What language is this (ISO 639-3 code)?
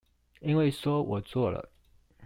zho